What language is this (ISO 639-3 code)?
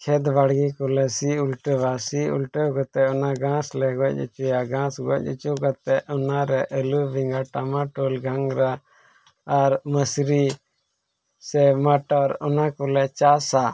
sat